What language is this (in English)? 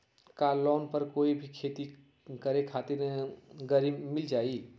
Magahi